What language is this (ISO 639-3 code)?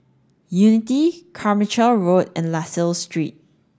eng